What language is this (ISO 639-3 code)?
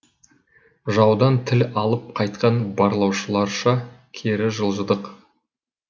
kaz